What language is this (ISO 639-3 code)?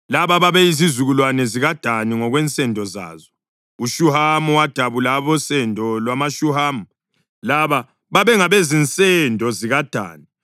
nde